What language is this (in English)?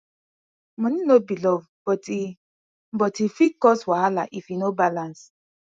Nigerian Pidgin